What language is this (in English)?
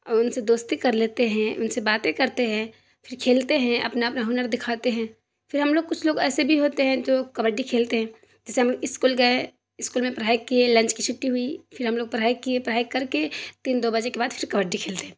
Urdu